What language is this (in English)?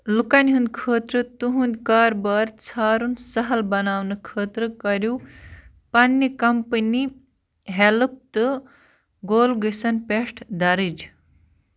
Kashmiri